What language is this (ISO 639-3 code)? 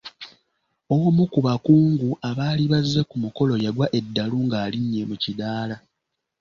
lug